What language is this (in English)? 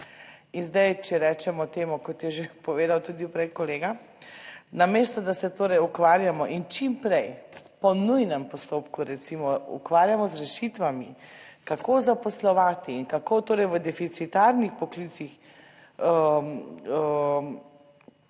Slovenian